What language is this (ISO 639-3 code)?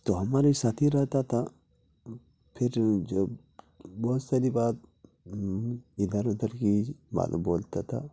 urd